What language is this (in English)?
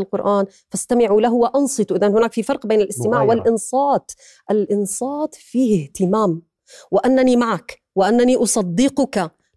Arabic